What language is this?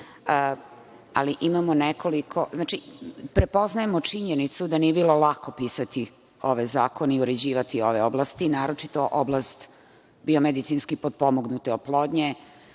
Serbian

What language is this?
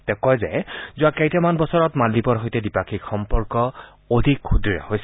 Assamese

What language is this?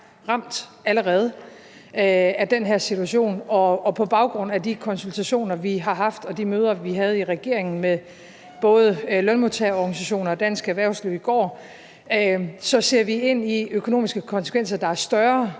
Danish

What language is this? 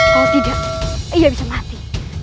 Indonesian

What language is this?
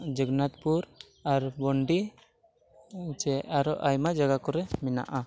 Santali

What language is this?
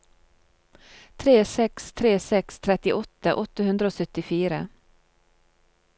Norwegian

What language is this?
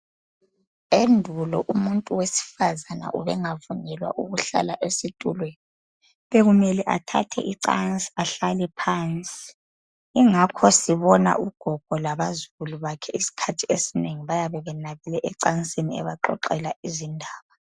North Ndebele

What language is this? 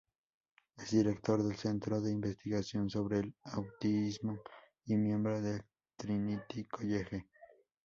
Spanish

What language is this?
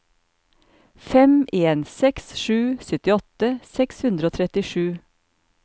Norwegian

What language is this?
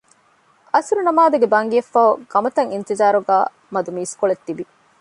Divehi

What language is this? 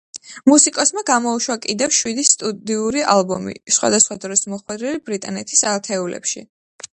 Georgian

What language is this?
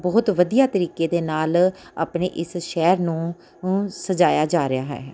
Punjabi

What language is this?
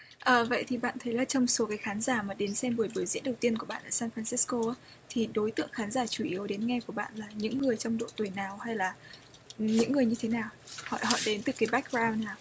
Vietnamese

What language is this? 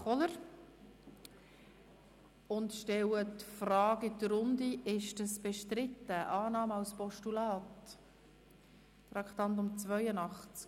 Swiss German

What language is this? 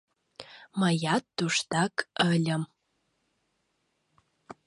Mari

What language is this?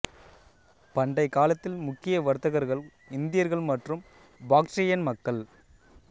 Tamil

